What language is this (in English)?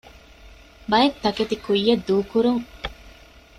Divehi